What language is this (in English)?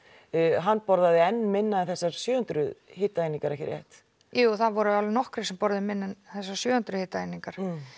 Icelandic